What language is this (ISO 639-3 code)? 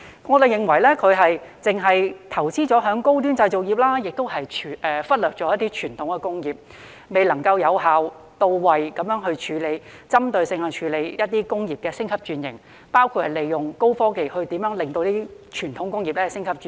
yue